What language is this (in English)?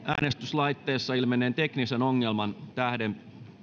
Finnish